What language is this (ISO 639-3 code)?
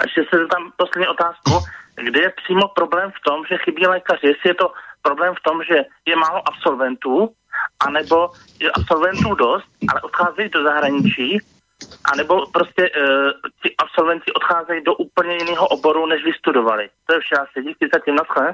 ces